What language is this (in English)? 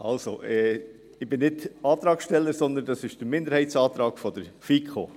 Swiss German